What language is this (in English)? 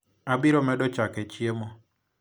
Luo (Kenya and Tanzania)